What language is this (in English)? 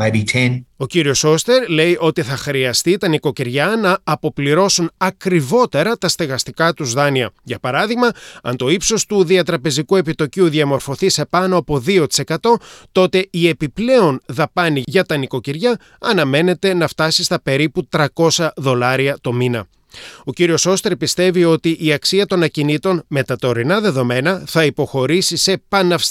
Greek